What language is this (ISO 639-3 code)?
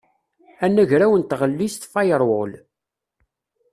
kab